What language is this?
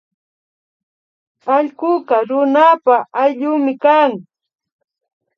Imbabura Highland Quichua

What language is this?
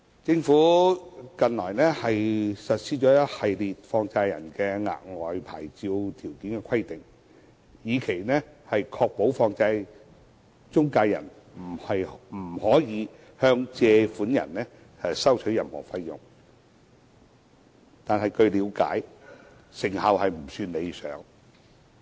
Cantonese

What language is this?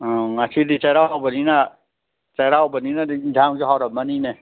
Manipuri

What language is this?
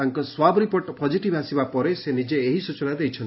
Odia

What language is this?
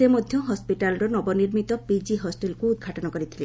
Odia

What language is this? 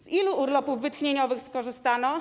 Polish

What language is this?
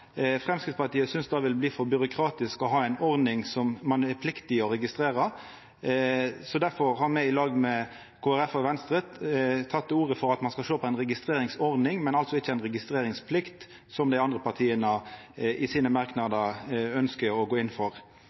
Norwegian Nynorsk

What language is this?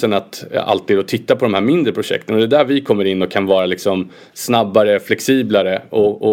Swedish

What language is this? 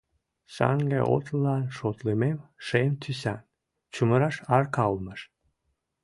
Mari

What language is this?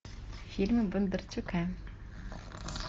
Russian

